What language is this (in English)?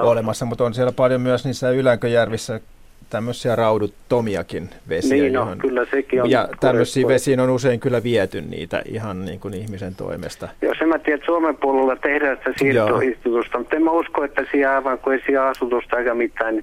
Finnish